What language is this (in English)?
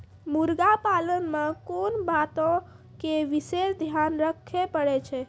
Maithili